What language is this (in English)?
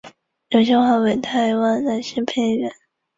Chinese